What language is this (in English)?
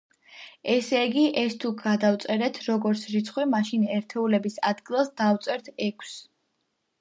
Georgian